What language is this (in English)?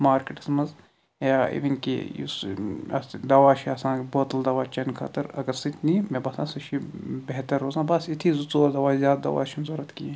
Kashmiri